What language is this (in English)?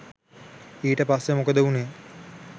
Sinhala